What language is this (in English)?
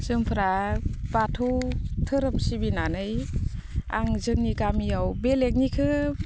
Bodo